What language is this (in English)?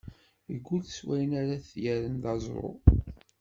Kabyle